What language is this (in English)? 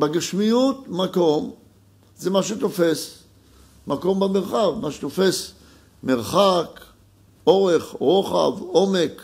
Hebrew